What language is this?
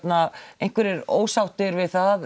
Icelandic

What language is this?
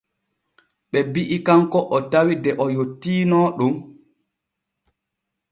Borgu Fulfulde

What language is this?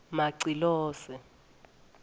Swati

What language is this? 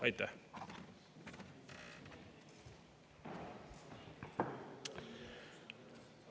Estonian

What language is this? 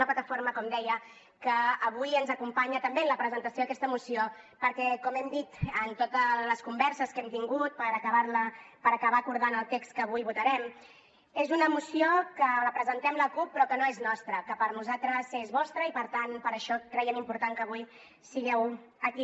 Catalan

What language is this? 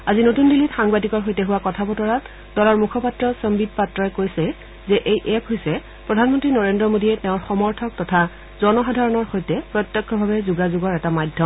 Assamese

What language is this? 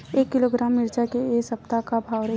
Chhattisgarhi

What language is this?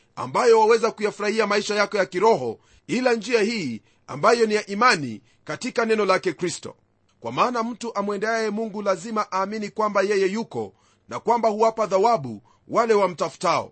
Swahili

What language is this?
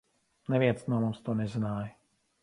Latvian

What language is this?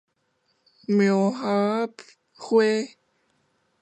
Min Nan Chinese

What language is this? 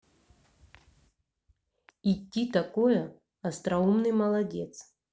Russian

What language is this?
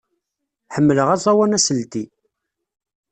Kabyle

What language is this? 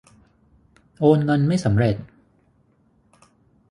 Thai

